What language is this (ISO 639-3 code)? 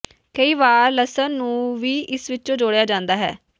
pan